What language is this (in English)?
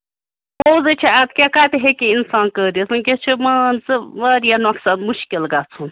Kashmiri